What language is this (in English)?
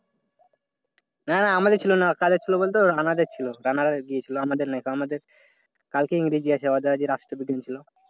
Bangla